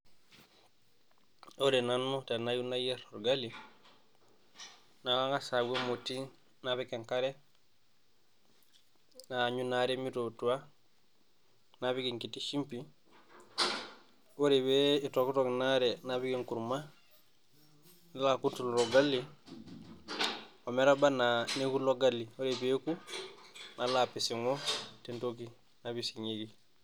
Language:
Masai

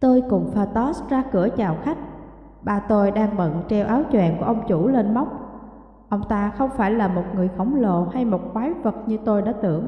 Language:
Vietnamese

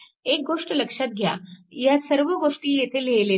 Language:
Marathi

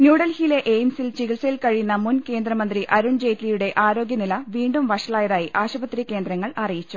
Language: Malayalam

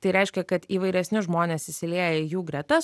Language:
Lithuanian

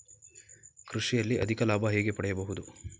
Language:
Kannada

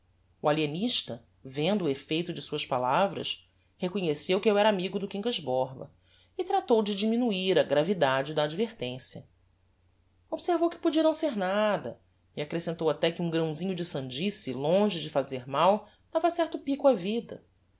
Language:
Portuguese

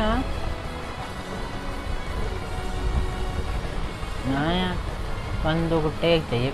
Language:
Hindi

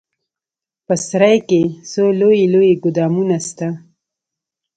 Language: Pashto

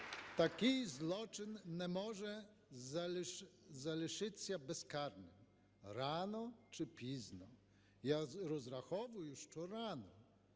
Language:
Ukrainian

